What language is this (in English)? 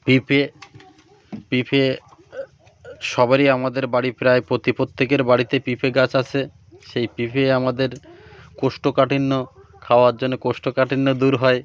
Bangla